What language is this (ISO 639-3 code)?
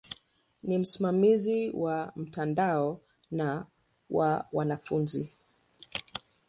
swa